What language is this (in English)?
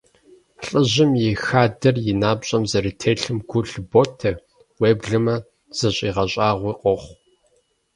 Kabardian